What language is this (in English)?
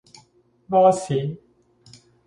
Cantonese